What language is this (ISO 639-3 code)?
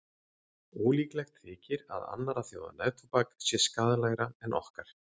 isl